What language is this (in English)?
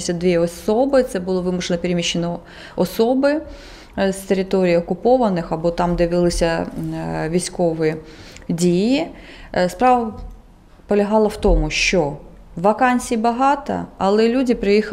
Ukrainian